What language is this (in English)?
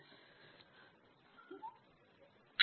Kannada